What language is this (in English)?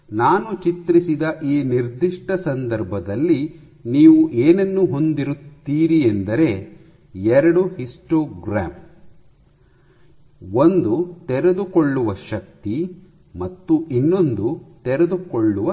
Kannada